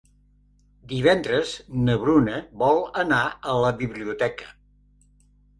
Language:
Catalan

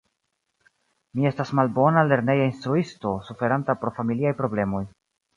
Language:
Esperanto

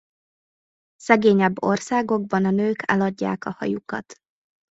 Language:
Hungarian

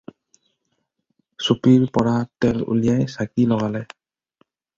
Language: Assamese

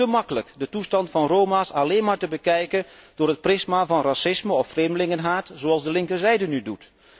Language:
Dutch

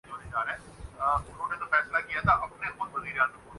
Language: Urdu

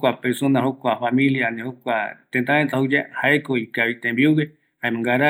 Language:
Eastern Bolivian Guaraní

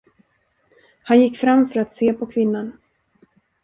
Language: Swedish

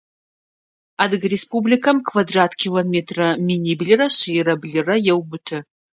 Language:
Adyghe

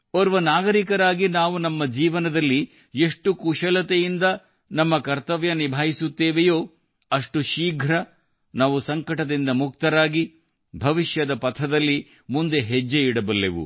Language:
Kannada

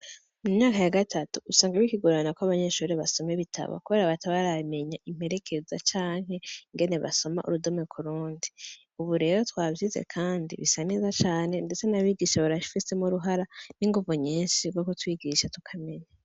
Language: Rundi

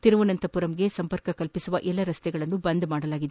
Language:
Kannada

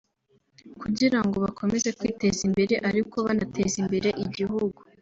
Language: Kinyarwanda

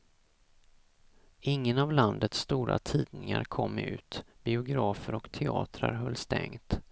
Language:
Swedish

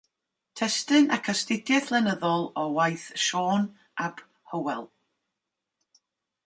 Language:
Welsh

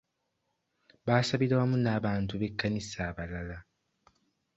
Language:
Ganda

